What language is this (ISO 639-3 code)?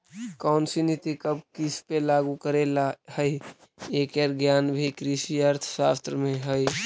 mag